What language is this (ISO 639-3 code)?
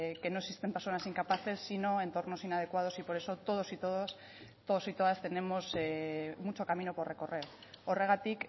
spa